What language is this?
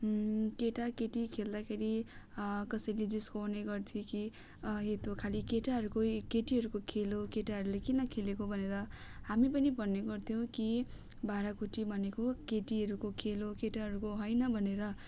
Nepali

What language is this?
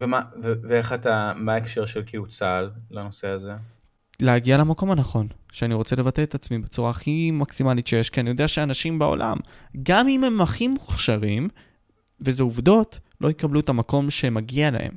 Hebrew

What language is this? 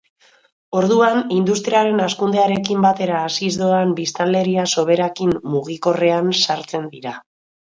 Basque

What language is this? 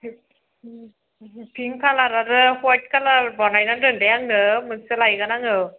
Bodo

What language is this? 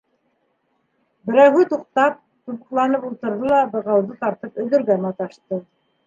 Bashkir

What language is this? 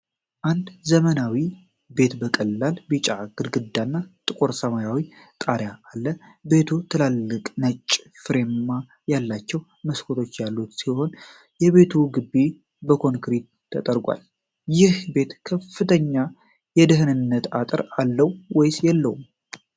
Amharic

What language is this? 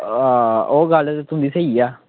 Dogri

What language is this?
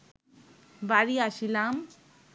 Bangla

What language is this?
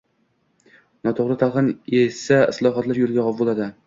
Uzbek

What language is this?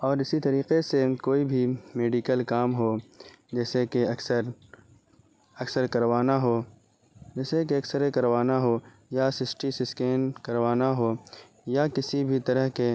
Urdu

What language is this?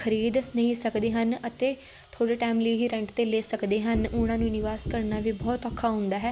Punjabi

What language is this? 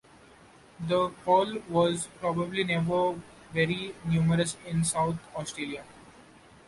English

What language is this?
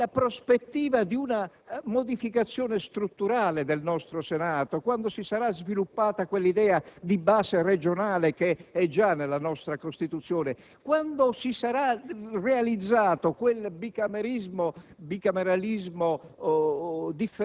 Italian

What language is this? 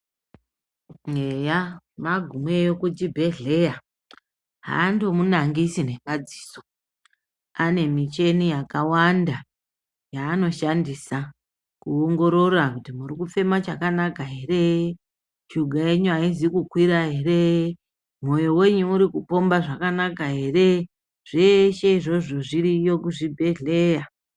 Ndau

